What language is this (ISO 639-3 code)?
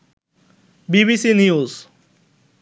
ben